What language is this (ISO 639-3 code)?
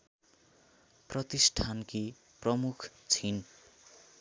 nep